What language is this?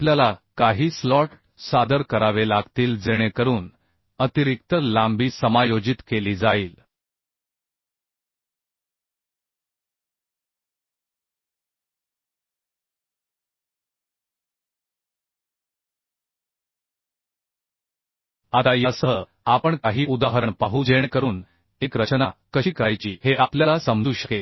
Marathi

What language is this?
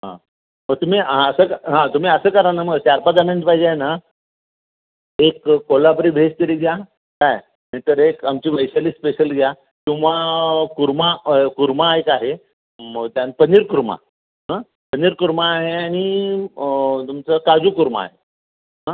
Marathi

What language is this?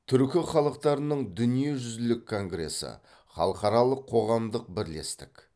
Kazakh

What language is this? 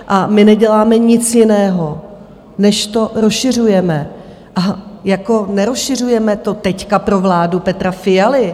Czech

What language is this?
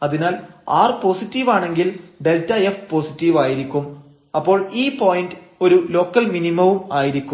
Malayalam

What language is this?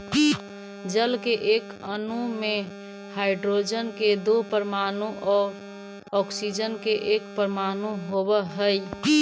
Magahi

